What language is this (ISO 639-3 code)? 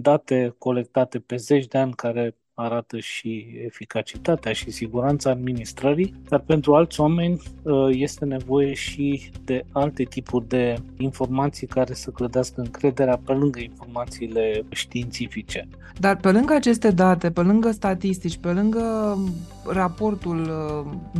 ron